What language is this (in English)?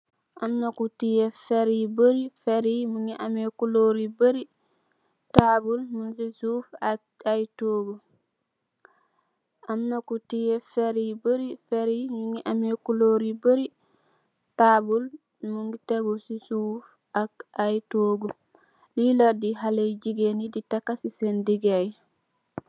Wolof